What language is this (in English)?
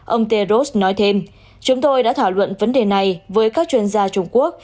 Vietnamese